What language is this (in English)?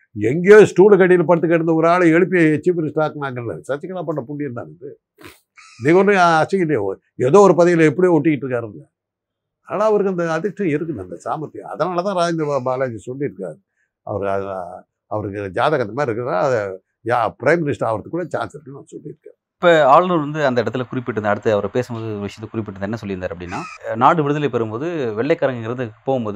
Tamil